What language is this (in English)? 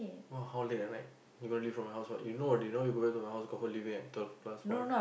English